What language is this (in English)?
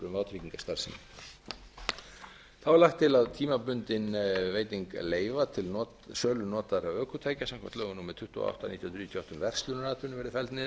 Icelandic